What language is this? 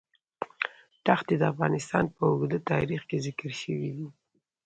Pashto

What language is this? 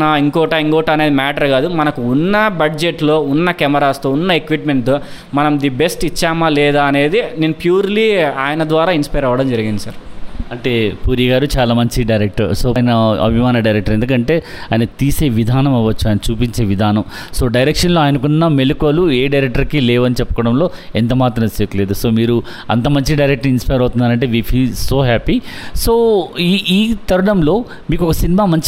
Telugu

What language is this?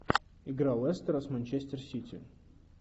Russian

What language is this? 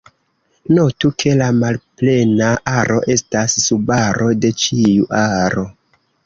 Esperanto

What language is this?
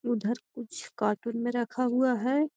Magahi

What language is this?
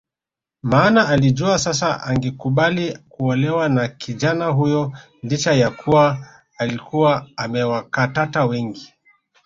Swahili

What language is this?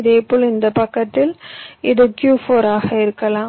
Tamil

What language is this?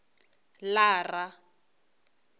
Venda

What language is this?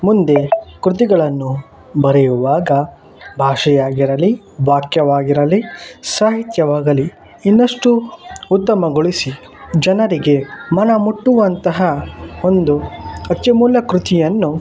Kannada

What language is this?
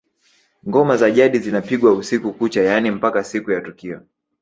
Swahili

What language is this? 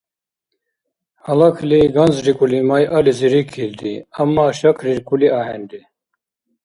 Dargwa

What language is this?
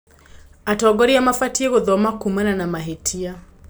Kikuyu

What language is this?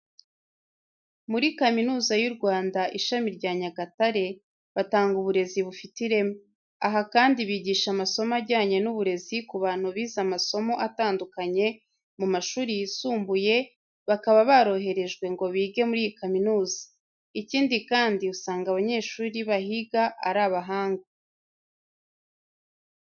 Kinyarwanda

